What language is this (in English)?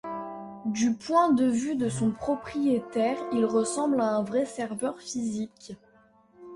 French